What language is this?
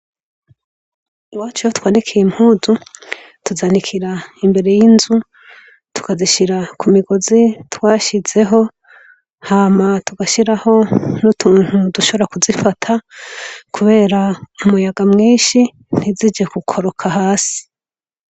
Rundi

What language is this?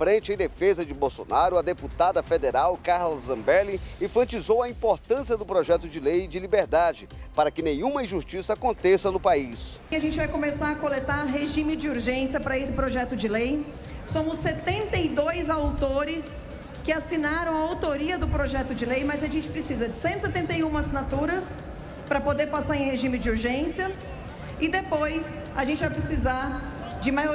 Portuguese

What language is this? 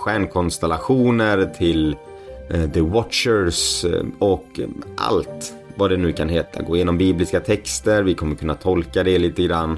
Swedish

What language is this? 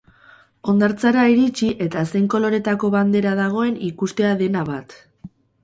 Basque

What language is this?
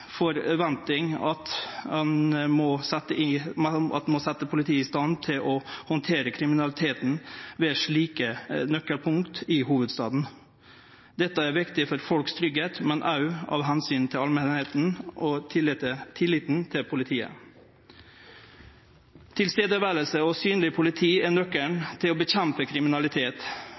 Norwegian Nynorsk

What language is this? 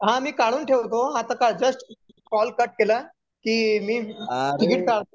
Marathi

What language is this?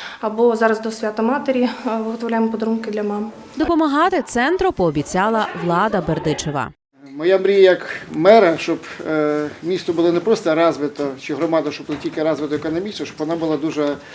Ukrainian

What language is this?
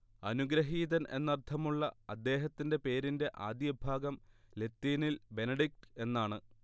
Malayalam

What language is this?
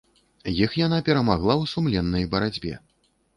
Belarusian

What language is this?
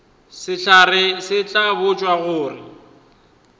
Northern Sotho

